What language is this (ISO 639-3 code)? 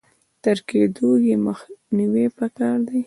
pus